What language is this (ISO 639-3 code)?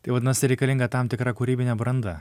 lit